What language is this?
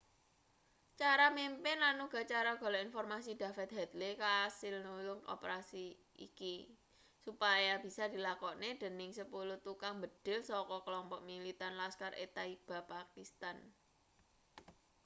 Javanese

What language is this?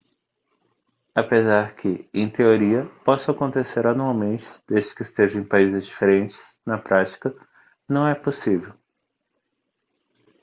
Portuguese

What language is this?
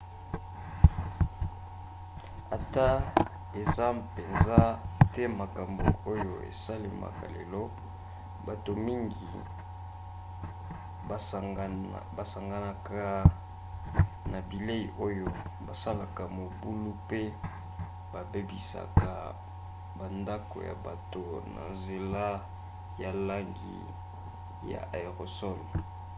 Lingala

